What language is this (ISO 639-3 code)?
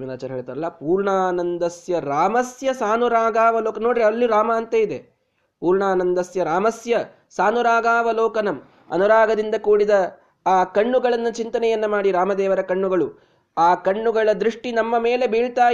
kan